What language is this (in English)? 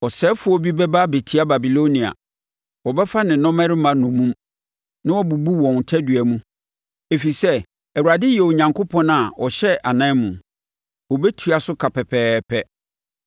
Akan